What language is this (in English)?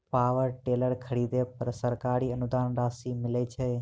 Maithili